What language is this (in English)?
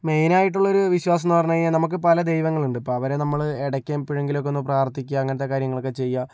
Malayalam